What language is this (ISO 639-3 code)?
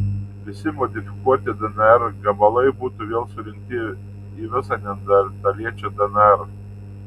lit